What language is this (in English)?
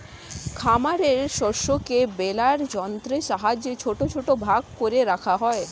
Bangla